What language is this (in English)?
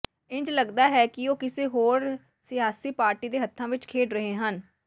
Punjabi